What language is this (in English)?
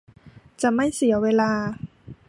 Thai